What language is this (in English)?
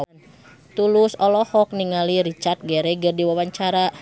Sundanese